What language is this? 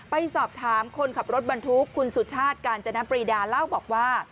Thai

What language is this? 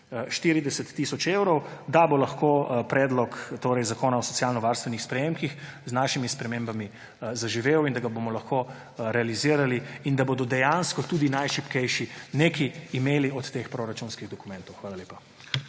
Slovenian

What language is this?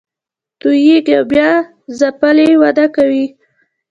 Pashto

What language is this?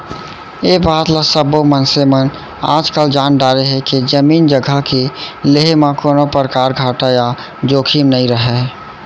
Chhattisgarhi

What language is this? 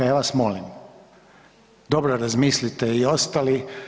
Croatian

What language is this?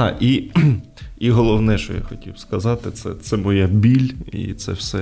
Ukrainian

